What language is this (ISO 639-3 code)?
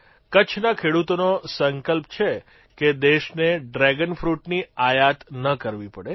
guj